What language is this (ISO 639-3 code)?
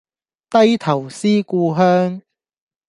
yue